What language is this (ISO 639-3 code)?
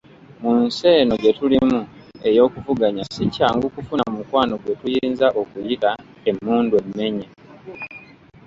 lug